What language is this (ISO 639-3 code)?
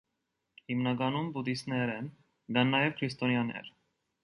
hye